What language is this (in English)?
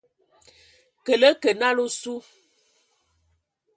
Ewondo